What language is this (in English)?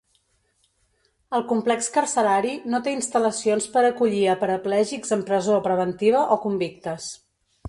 Catalan